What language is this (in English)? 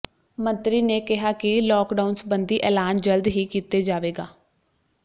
Punjabi